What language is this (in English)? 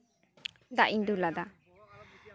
Santali